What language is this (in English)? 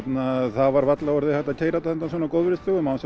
Icelandic